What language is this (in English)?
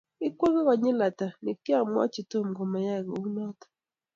Kalenjin